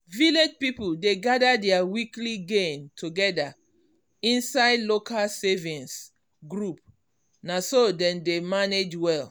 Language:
Nigerian Pidgin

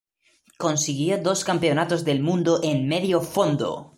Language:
Spanish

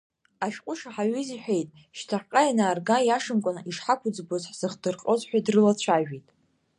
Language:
Abkhazian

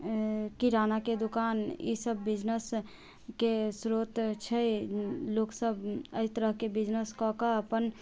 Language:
Maithili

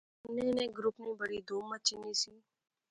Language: Pahari-Potwari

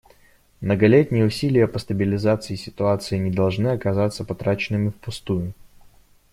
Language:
Russian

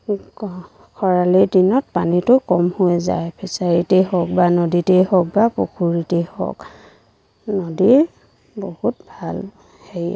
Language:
Assamese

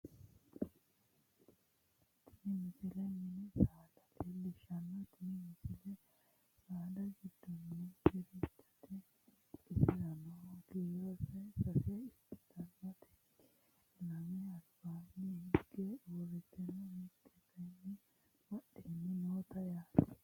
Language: Sidamo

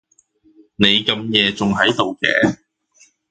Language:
Cantonese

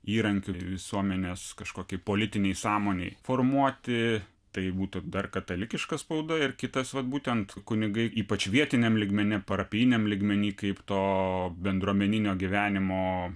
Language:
Lithuanian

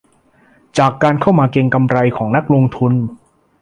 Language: Thai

